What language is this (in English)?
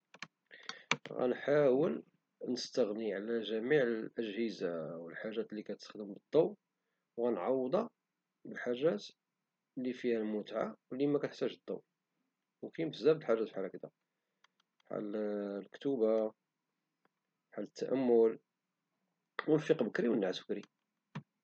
Moroccan Arabic